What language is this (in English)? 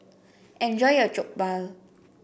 English